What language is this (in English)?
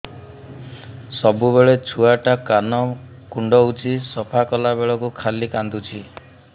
Odia